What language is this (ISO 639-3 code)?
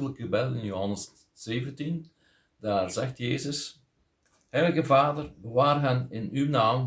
nld